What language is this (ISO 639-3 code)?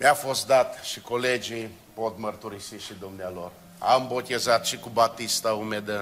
ron